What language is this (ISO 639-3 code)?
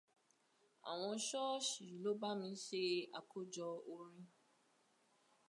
yor